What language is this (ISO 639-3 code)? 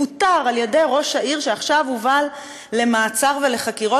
heb